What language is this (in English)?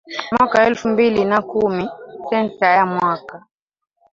Swahili